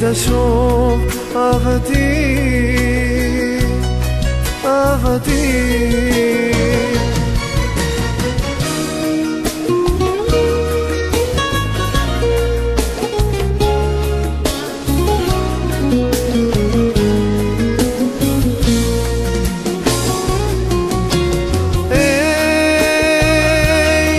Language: Arabic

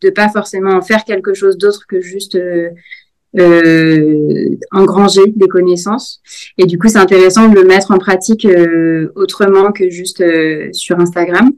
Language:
French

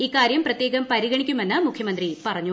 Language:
Malayalam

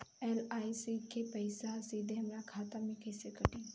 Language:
Bhojpuri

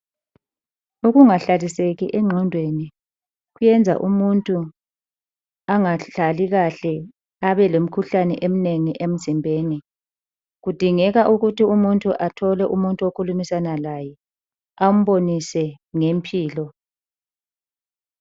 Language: North Ndebele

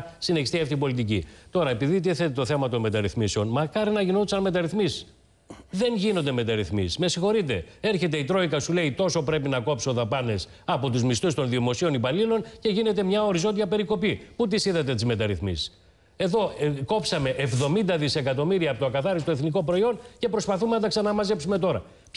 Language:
Greek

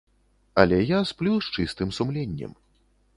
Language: Belarusian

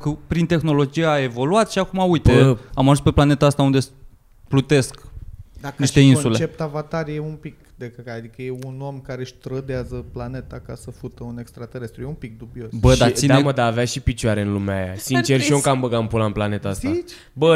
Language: Romanian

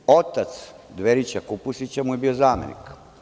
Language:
Serbian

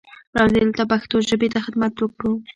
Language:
Pashto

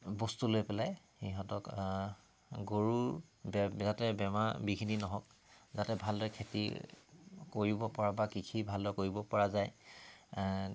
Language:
Assamese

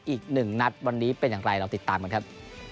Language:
Thai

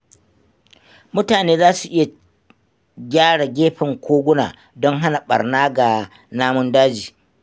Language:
Hausa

